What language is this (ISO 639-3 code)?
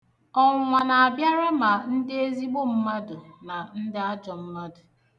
ibo